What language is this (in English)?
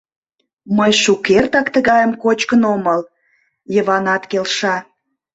Mari